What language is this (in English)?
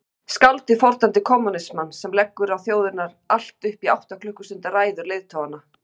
Icelandic